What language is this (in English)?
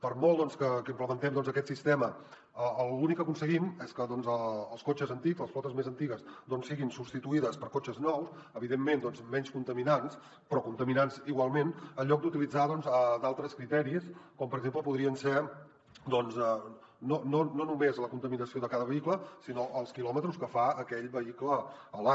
Catalan